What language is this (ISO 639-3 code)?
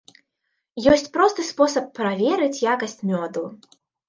bel